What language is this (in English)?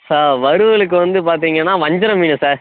Tamil